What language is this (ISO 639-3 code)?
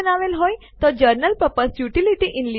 guj